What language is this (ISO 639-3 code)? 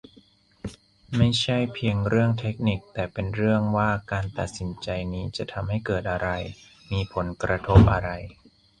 tha